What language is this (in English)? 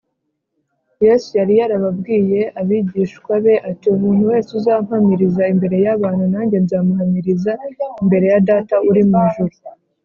Kinyarwanda